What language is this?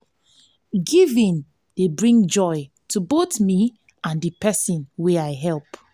Nigerian Pidgin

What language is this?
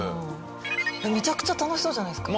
Japanese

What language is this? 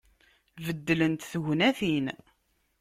Kabyle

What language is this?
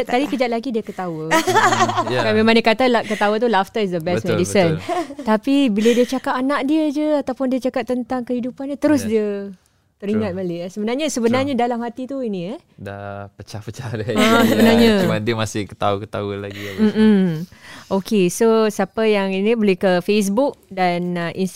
Malay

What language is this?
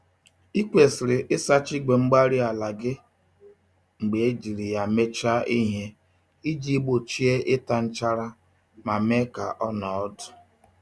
Igbo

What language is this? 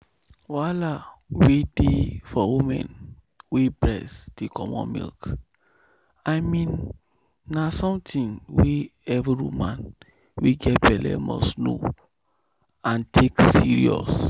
Nigerian Pidgin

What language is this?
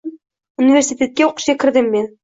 Uzbek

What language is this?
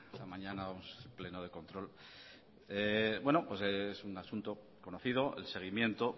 Spanish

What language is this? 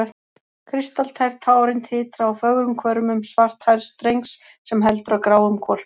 Icelandic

